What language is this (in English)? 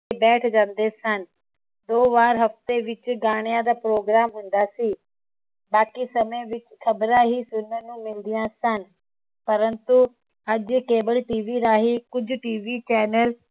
Punjabi